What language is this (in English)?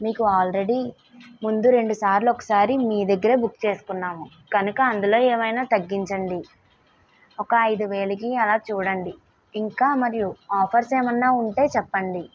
Telugu